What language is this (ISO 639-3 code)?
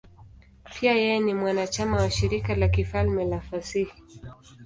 swa